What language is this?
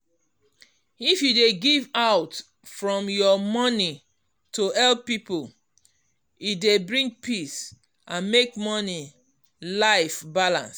Nigerian Pidgin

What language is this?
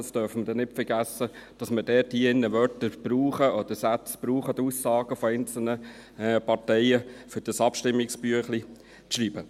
Swiss German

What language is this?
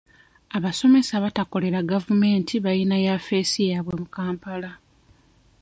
Ganda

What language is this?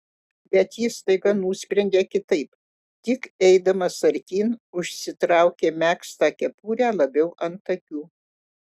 Lithuanian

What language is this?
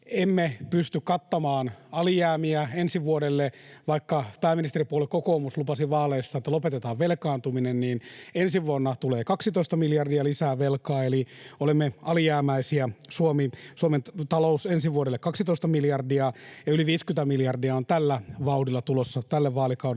Finnish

